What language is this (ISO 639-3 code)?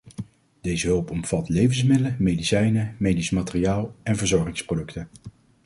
nld